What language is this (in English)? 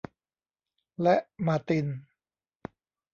Thai